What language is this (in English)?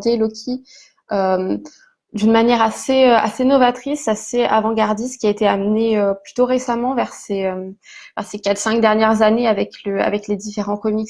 French